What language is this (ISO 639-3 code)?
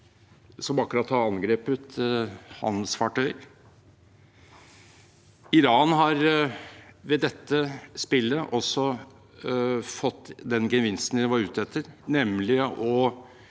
nor